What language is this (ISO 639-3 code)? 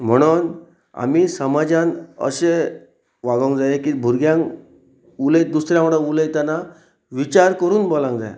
kok